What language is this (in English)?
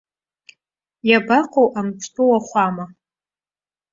Abkhazian